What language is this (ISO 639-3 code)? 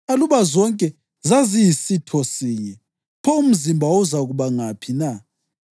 nde